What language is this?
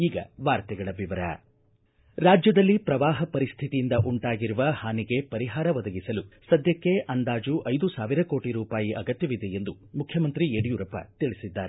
Kannada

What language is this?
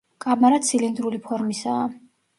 Georgian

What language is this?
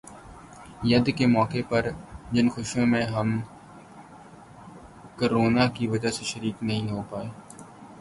Urdu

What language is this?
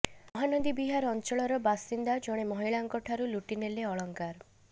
Odia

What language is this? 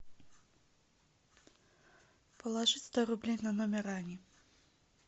Russian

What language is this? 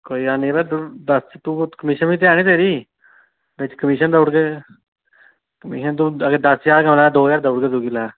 Dogri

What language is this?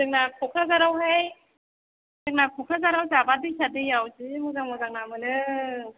Bodo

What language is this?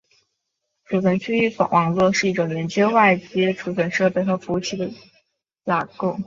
Chinese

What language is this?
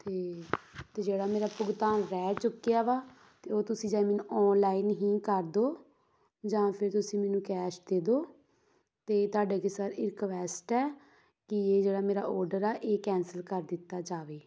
Punjabi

